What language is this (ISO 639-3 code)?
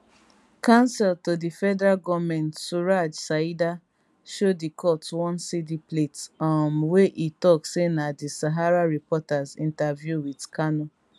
pcm